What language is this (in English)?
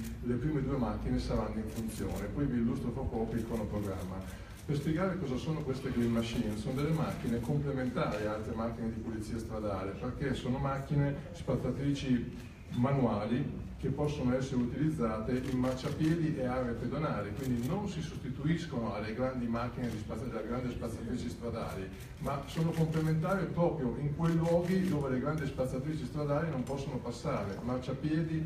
Italian